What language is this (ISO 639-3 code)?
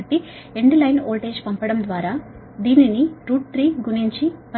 tel